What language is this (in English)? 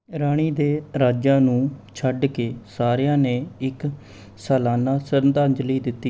Punjabi